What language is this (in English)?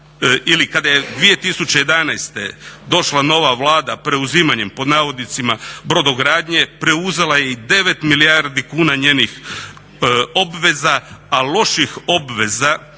Croatian